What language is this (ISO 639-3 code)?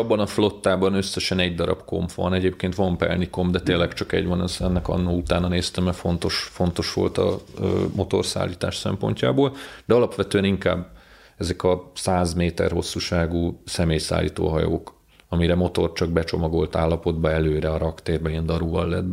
hun